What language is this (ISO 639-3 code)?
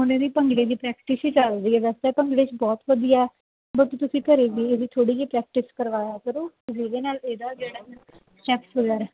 pan